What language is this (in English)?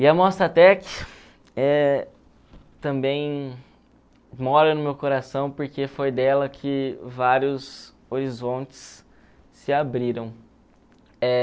Portuguese